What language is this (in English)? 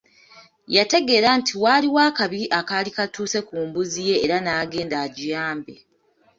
Ganda